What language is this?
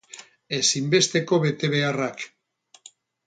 Basque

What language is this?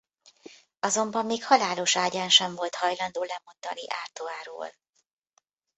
Hungarian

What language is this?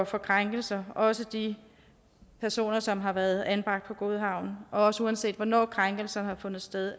Danish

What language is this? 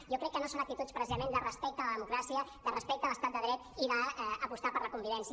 Catalan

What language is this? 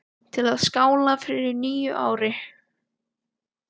Icelandic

